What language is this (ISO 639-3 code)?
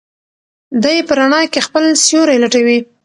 pus